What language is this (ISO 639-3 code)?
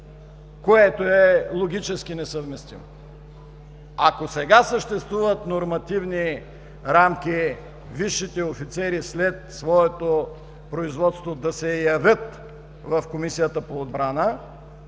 bul